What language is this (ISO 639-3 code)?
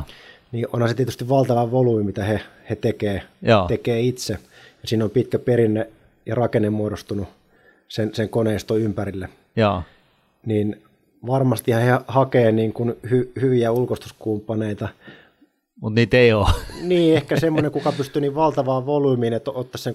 fin